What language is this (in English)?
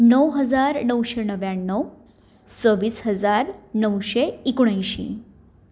Konkani